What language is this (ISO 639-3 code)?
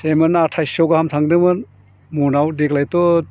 brx